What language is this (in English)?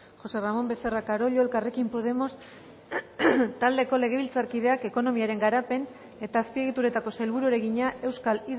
Basque